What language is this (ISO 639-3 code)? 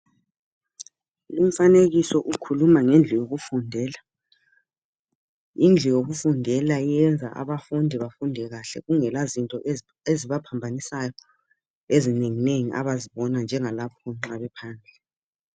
nde